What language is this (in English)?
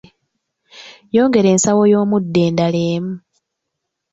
Ganda